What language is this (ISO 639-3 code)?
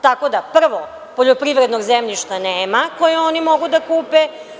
srp